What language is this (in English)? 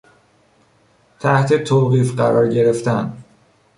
Persian